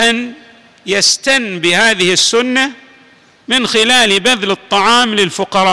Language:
Arabic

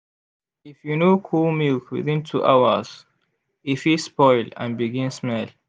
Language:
Nigerian Pidgin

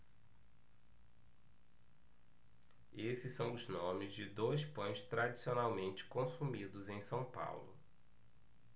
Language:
Portuguese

